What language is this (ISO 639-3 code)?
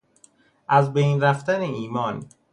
fas